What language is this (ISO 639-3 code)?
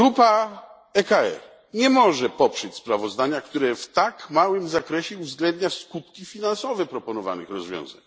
pol